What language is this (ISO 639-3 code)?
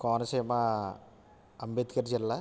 tel